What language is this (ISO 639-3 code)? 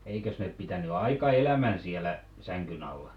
fin